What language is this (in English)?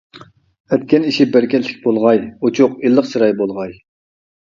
Uyghur